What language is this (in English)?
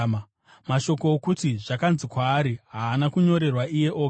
Shona